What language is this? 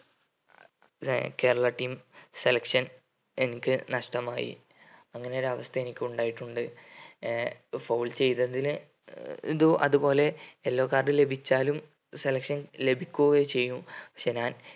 Malayalam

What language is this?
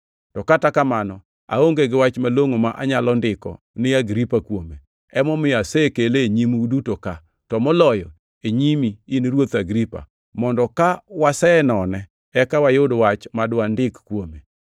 Luo (Kenya and Tanzania)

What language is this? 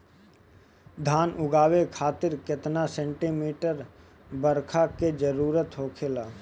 Bhojpuri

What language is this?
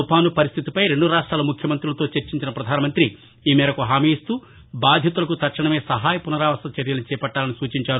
Telugu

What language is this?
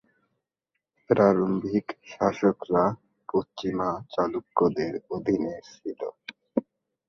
Bangla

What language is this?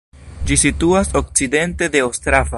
Esperanto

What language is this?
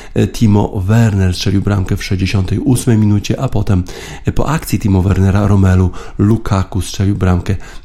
Polish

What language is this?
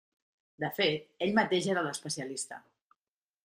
Catalan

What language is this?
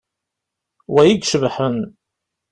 Kabyle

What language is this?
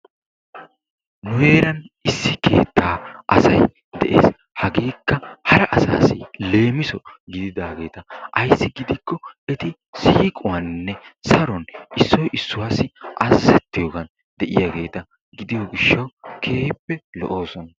Wolaytta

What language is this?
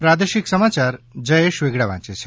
Gujarati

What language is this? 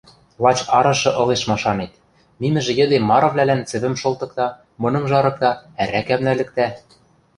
Western Mari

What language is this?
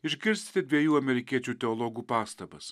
Lithuanian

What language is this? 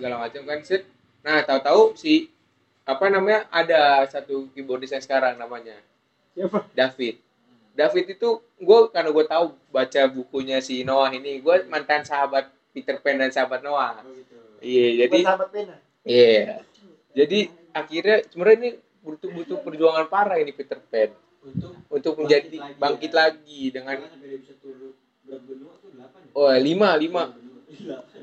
Indonesian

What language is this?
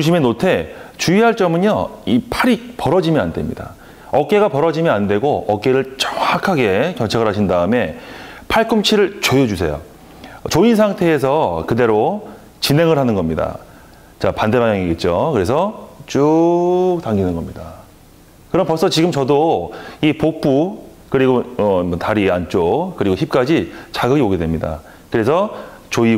Korean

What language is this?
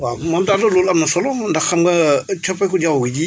Wolof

